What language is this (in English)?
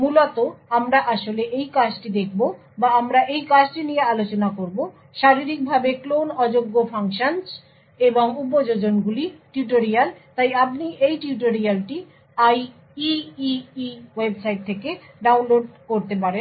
Bangla